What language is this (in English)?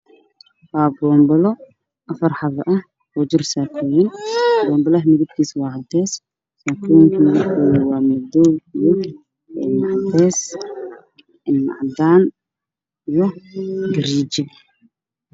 Somali